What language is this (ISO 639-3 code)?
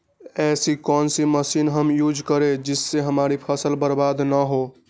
mag